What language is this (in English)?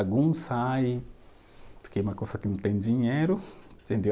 Portuguese